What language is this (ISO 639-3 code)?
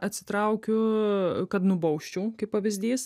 lit